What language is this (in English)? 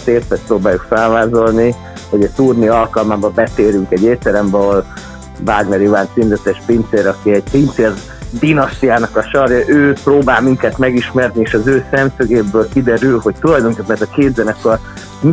Hungarian